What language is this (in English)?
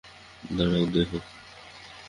Bangla